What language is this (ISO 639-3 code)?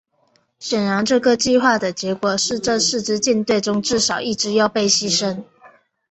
zho